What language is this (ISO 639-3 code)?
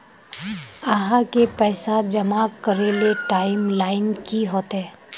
mag